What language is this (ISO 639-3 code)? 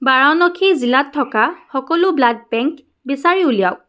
asm